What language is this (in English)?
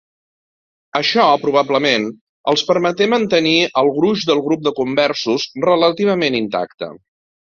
Catalan